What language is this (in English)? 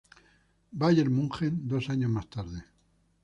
Spanish